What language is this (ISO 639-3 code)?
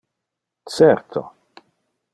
ina